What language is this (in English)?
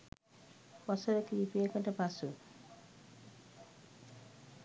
Sinhala